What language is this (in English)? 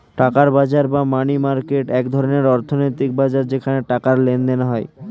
Bangla